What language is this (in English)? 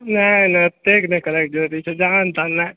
Maithili